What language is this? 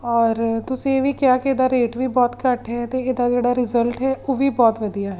Punjabi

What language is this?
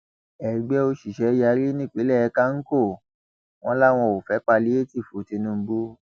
Yoruba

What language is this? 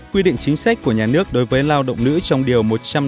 Vietnamese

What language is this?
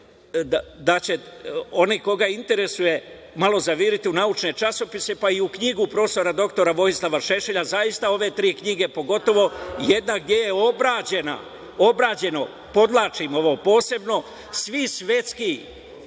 Serbian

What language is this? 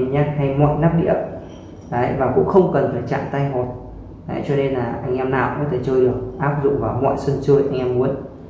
Vietnamese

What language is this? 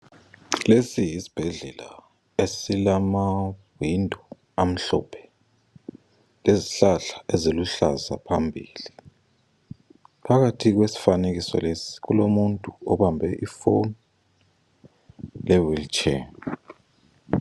North Ndebele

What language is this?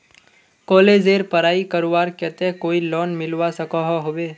Magahi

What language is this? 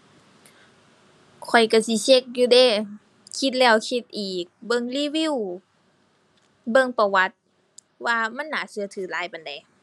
Thai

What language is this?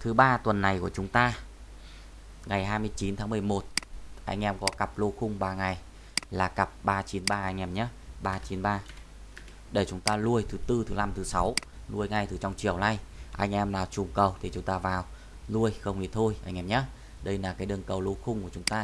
Vietnamese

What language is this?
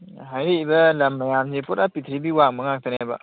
Manipuri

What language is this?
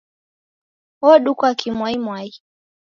Taita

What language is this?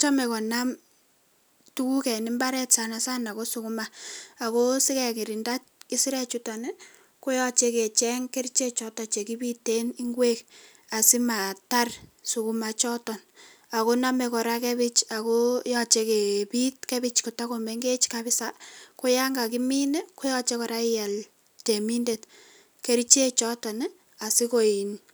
Kalenjin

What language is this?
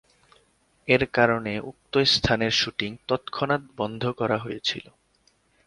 Bangla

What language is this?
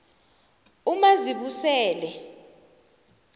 South Ndebele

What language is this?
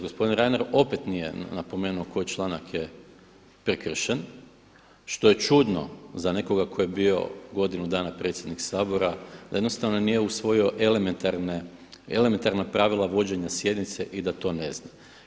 Croatian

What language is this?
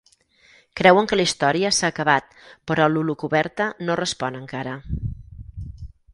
Catalan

